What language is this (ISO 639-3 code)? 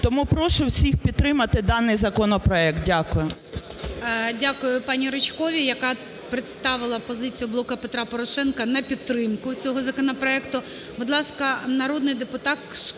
ukr